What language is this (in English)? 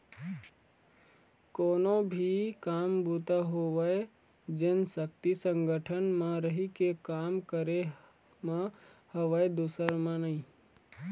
Chhattisgarhi